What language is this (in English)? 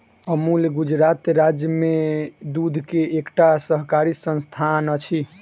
Maithili